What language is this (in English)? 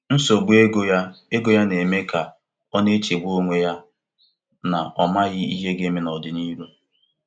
Igbo